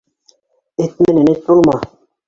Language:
Bashkir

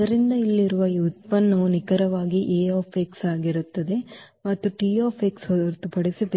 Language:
Kannada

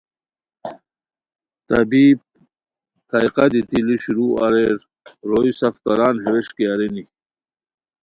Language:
Khowar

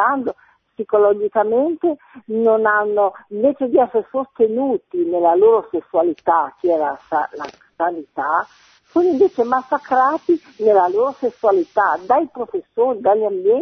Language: Italian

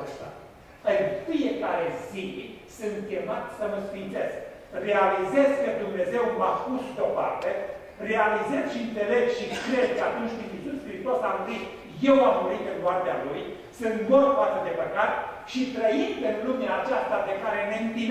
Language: Romanian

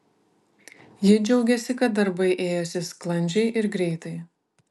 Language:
Lithuanian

